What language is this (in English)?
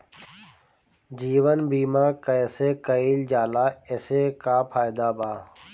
Bhojpuri